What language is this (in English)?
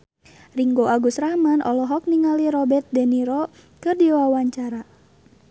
Sundanese